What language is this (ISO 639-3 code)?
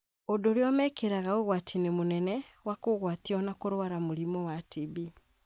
kik